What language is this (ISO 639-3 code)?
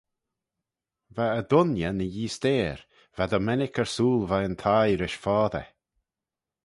glv